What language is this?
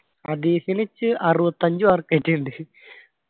Malayalam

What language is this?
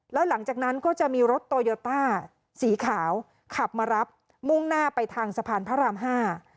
Thai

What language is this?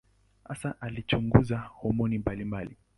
Swahili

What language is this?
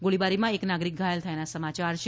Gujarati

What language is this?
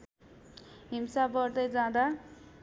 Nepali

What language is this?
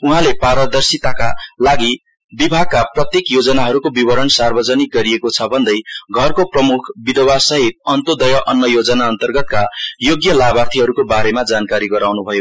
Nepali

